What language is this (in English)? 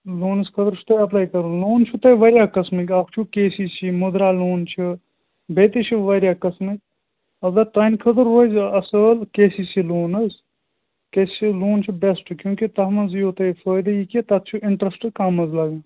Kashmiri